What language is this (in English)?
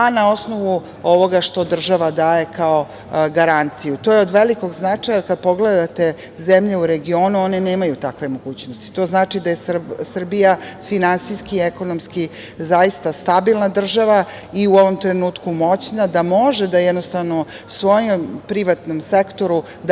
Serbian